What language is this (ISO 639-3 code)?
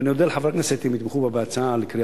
heb